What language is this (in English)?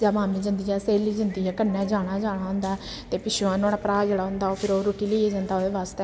Dogri